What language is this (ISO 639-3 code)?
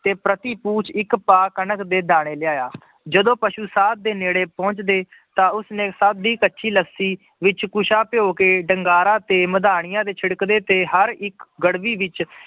pan